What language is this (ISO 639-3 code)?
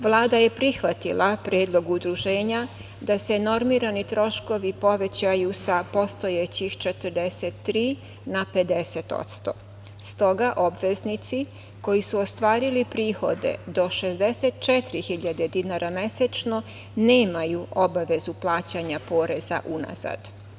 srp